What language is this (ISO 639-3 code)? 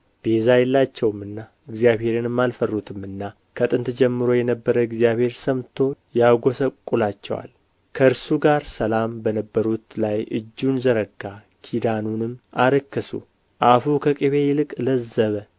amh